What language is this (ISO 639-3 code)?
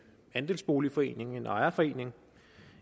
dan